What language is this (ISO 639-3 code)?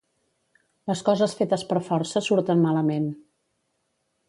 cat